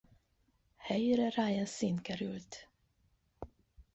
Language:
Hungarian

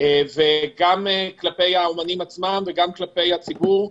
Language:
Hebrew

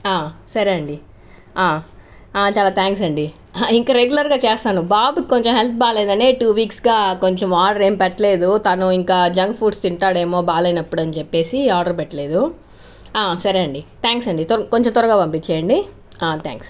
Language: Telugu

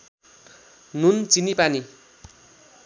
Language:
Nepali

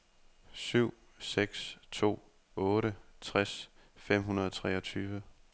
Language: Danish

